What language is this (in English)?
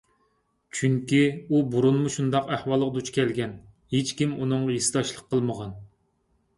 Uyghur